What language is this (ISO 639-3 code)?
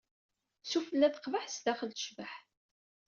kab